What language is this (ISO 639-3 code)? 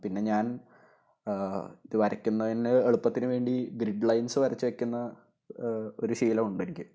mal